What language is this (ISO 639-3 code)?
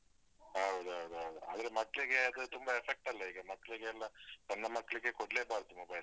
kan